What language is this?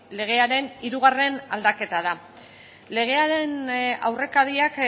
Basque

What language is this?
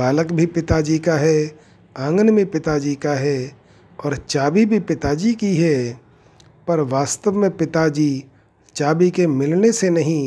Hindi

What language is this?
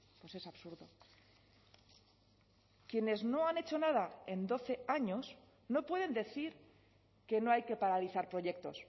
Spanish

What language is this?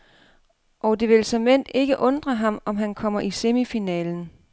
Danish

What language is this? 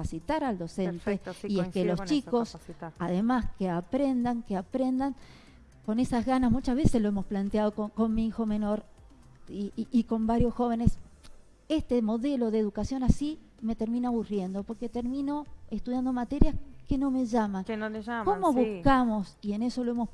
Spanish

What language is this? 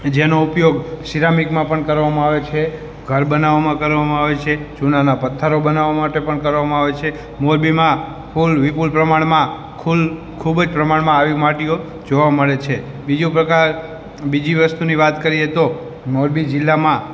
Gujarati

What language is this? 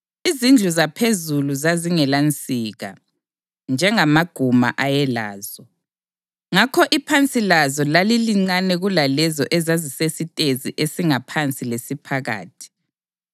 North Ndebele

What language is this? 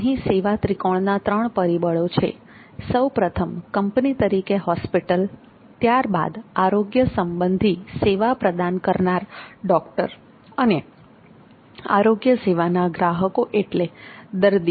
Gujarati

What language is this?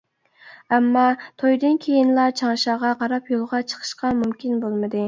Uyghur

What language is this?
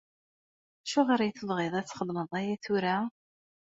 Kabyle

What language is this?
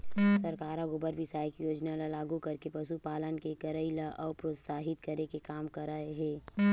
Chhattisgarhi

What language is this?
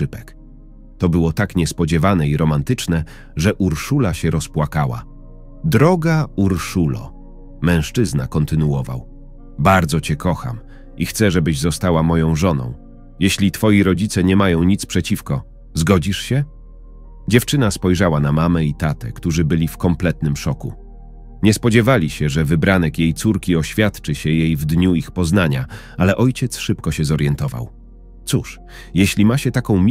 Polish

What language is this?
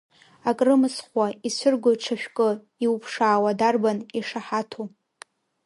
Abkhazian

